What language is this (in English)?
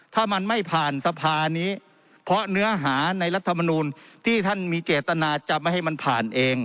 Thai